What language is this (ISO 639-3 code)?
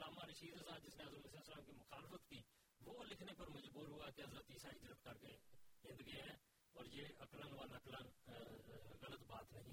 urd